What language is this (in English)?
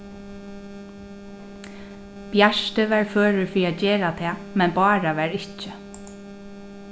Faroese